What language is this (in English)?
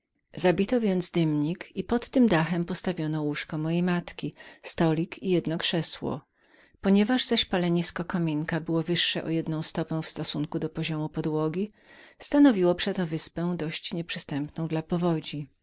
Polish